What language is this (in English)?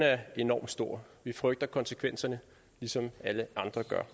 Danish